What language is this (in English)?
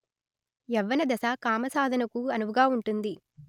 Telugu